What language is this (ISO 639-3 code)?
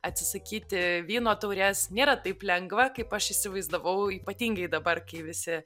lit